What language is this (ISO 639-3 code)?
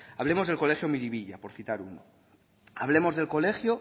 spa